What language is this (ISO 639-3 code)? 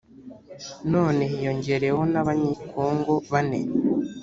kin